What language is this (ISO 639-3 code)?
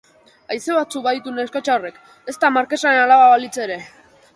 eus